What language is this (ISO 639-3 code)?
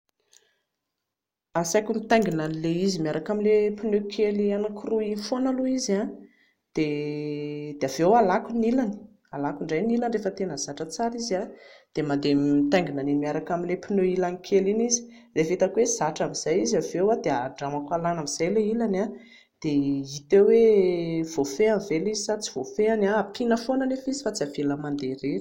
mlg